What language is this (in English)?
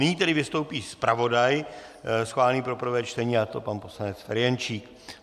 Czech